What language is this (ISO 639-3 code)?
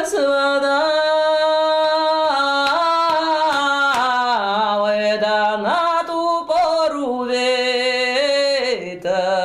fra